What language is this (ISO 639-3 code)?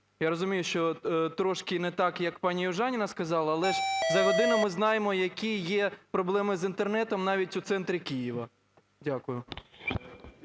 ukr